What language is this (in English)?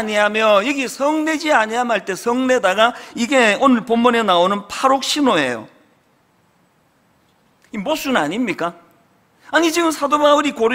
Korean